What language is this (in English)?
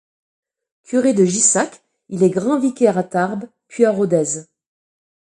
French